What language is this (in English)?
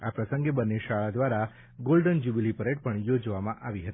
Gujarati